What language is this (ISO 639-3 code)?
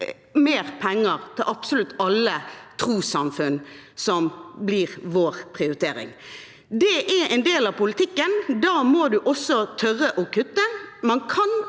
nor